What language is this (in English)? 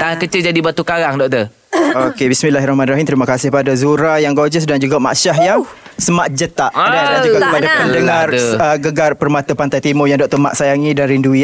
Malay